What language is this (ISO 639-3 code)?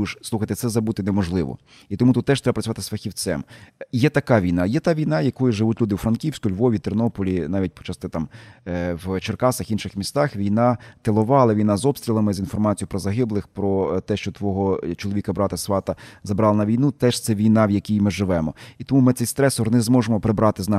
ukr